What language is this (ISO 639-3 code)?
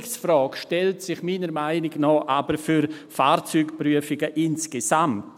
gsw